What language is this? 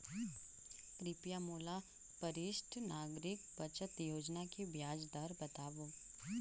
Chhattisgarhi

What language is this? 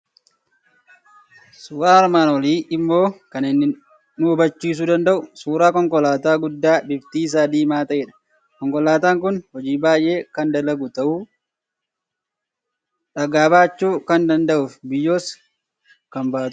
Oromo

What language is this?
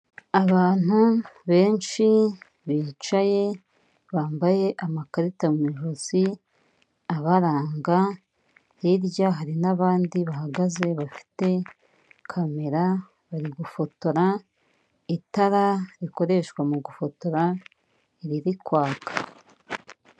Kinyarwanda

